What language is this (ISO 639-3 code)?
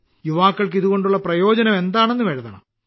mal